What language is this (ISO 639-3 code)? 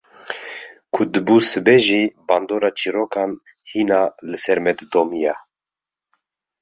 kur